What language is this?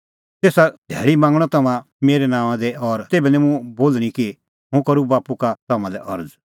Kullu Pahari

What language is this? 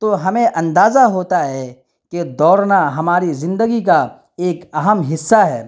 Urdu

